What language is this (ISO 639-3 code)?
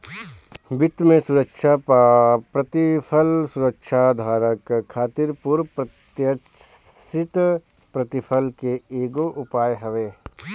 bho